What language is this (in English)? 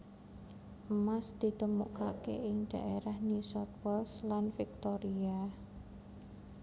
Javanese